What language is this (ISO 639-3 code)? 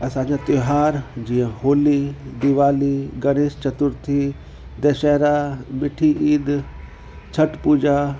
snd